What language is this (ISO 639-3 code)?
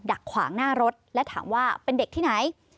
tha